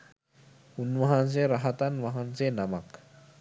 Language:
Sinhala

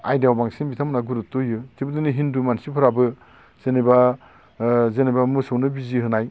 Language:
Bodo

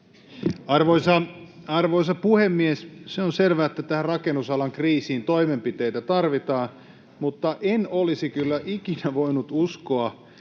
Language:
Finnish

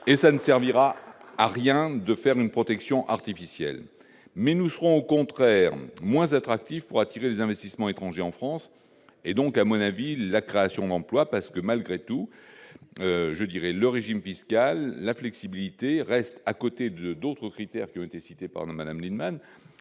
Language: French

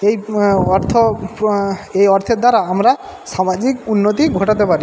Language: Bangla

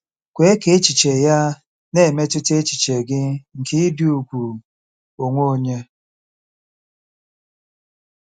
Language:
Igbo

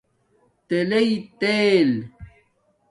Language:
Domaaki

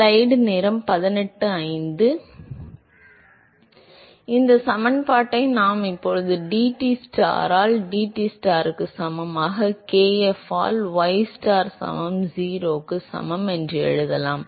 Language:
Tamil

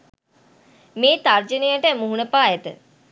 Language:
Sinhala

